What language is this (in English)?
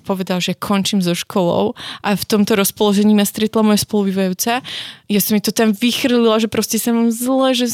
Slovak